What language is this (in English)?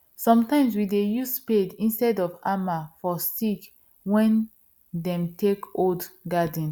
Nigerian Pidgin